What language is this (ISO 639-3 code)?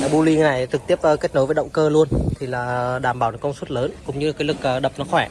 vie